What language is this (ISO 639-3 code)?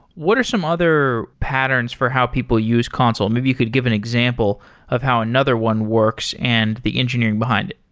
eng